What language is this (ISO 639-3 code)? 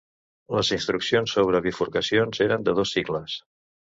cat